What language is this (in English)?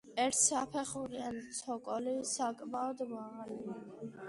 Georgian